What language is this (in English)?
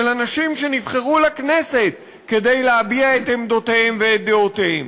Hebrew